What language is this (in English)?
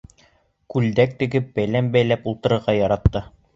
Bashkir